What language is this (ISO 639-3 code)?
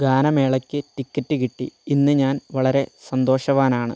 mal